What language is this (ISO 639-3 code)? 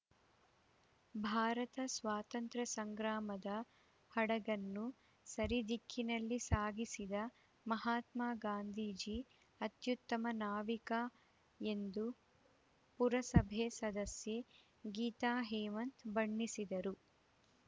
kan